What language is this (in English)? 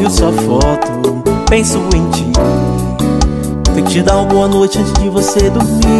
Portuguese